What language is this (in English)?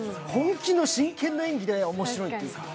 Japanese